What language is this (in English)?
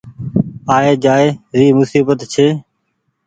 Goaria